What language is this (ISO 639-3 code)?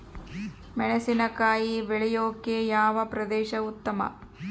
kan